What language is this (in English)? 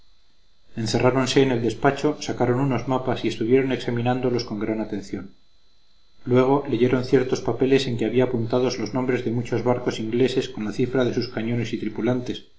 Spanish